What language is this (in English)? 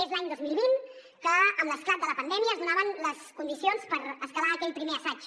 Catalan